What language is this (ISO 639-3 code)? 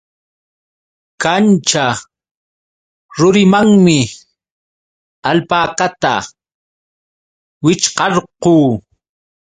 qux